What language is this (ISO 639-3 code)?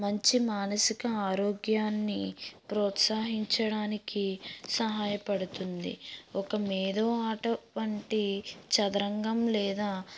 tel